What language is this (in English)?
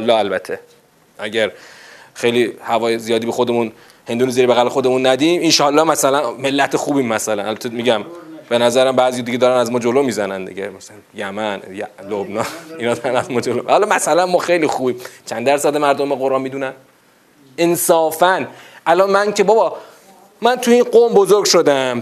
Persian